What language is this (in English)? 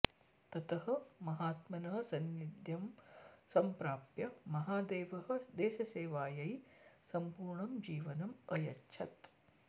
Sanskrit